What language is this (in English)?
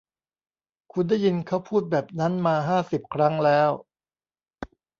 Thai